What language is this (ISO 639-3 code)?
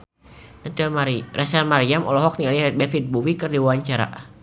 sun